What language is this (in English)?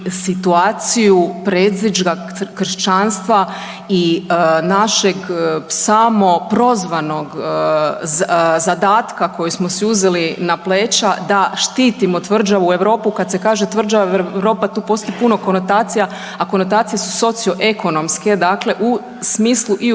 Croatian